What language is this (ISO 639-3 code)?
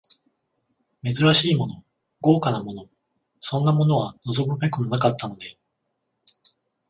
jpn